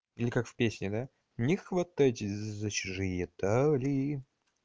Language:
Russian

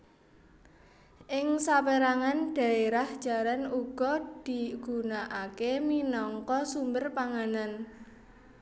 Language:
Javanese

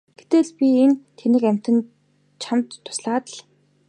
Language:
Mongolian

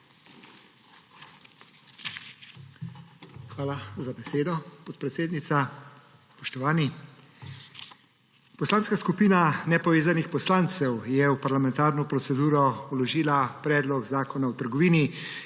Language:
Slovenian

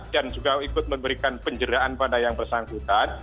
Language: Indonesian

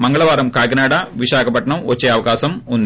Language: Telugu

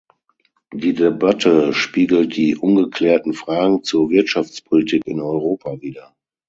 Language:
German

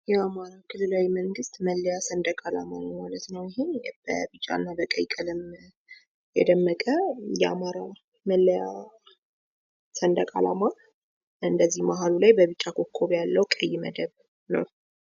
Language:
Amharic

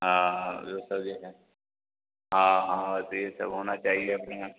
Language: Hindi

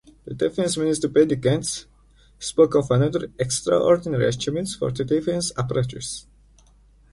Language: English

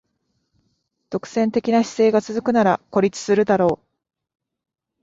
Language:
Japanese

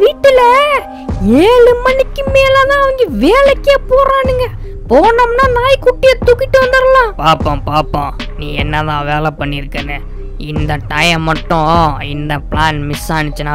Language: Tamil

